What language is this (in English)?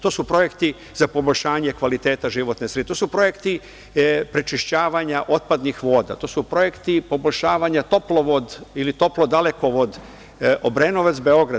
Serbian